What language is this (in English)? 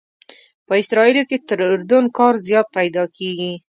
Pashto